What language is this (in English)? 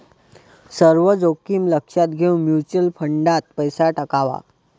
Marathi